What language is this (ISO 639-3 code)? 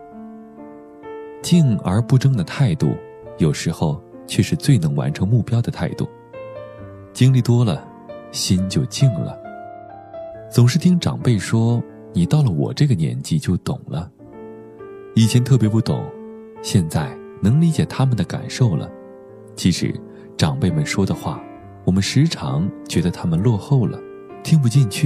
zho